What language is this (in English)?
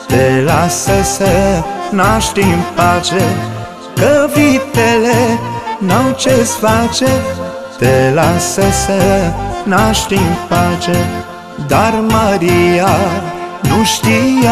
Romanian